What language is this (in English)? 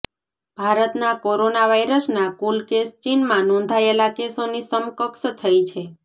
Gujarati